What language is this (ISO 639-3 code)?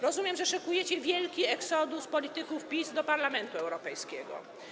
pol